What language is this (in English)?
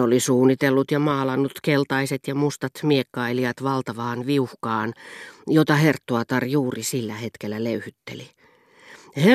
Finnish